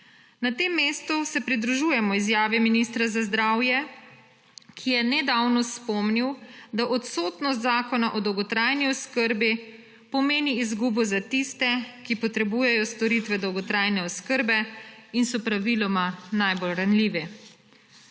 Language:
Slovenian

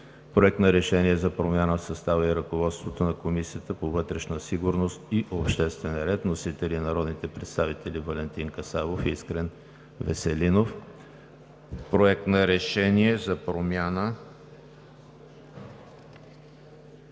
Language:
Bulgarian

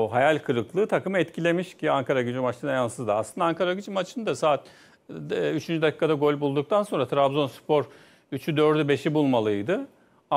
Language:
Turkish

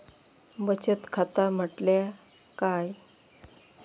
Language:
Marathi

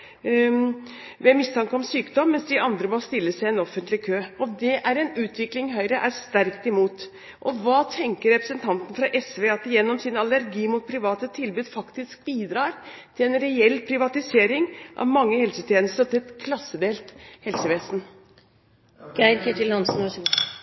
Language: Norwegian Bokmål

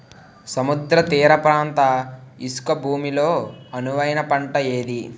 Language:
Telugu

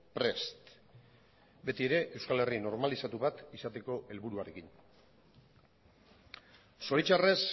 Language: Basque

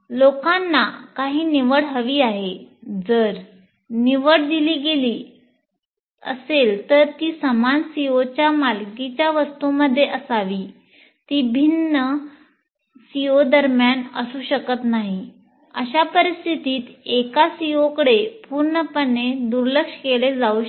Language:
Marathi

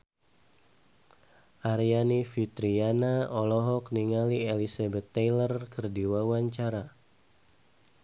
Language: Sundanese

